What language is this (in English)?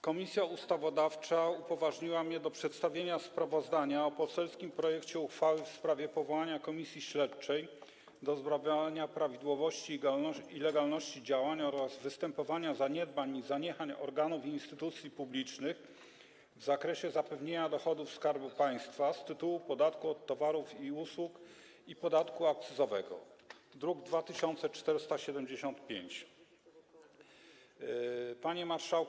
Polish